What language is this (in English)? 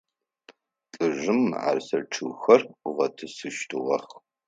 Adyghe